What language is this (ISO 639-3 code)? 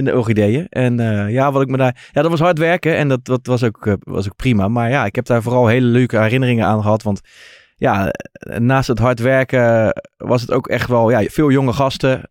nld